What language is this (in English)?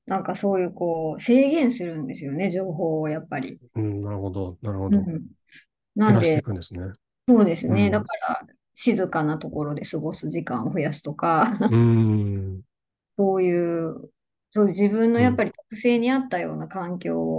Japanese